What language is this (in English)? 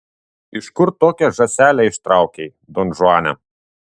Lithuanian